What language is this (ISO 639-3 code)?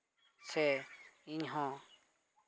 sat